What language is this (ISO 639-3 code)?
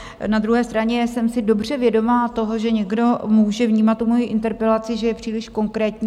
ces